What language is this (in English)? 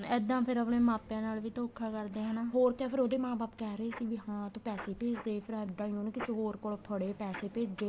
Punjabi